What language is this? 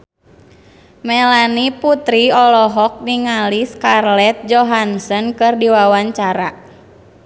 Sundanese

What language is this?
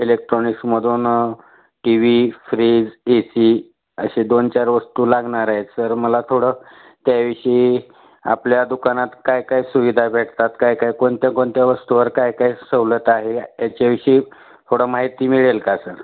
Marathi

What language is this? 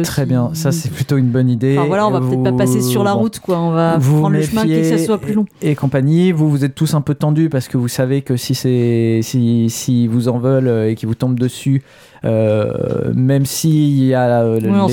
French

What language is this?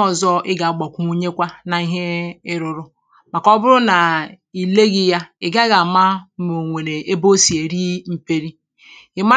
Igbo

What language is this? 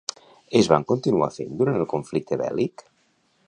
Catalan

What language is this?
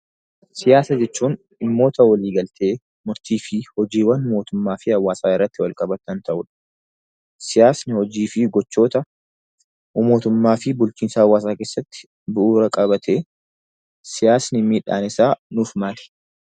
Oromo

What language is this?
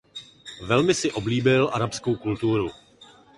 Czech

